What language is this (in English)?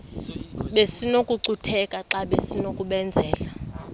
Xhosa